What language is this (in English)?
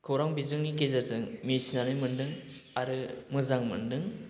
Bodo